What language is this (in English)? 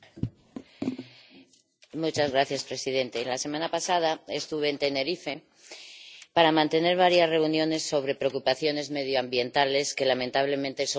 Spanish